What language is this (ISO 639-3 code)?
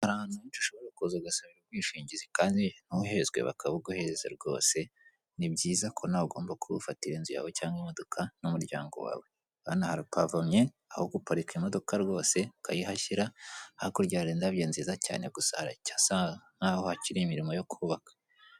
kin